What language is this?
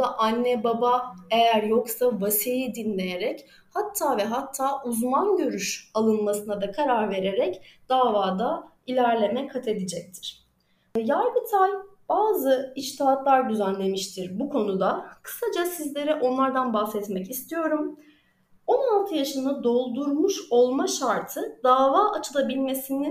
Turkish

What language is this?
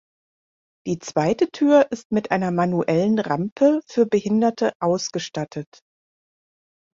German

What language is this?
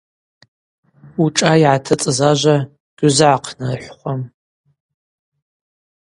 Abaza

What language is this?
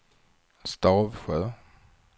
Swedish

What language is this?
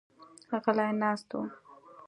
Pashto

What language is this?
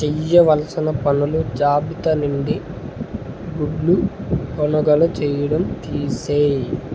Telugu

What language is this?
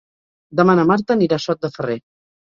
Catalan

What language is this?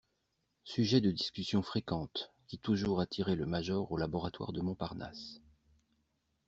French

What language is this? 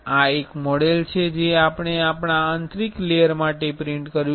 Gujarati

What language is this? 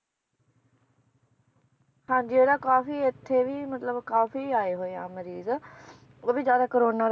Punjabi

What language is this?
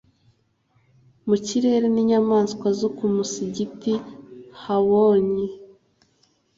Kinyarwanda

